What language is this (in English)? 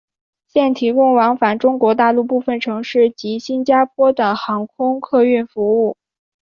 Chinese